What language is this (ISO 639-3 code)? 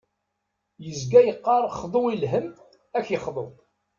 kab